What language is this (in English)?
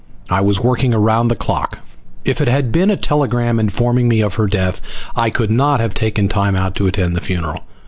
English